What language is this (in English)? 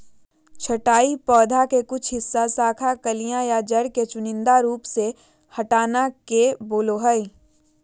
Magahi